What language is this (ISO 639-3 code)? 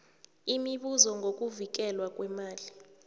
nbl